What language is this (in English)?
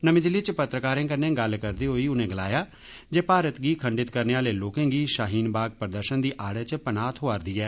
Dogri